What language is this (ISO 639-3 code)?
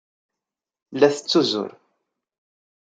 kab